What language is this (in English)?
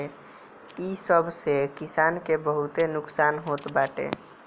Bhojpuri